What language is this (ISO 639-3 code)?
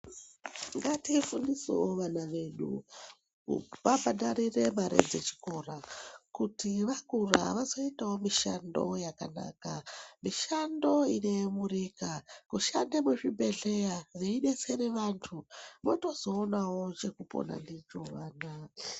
ndc